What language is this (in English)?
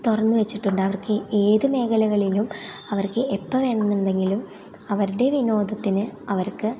Malayalam